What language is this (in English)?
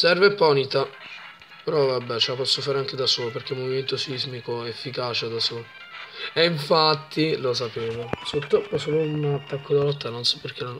Italian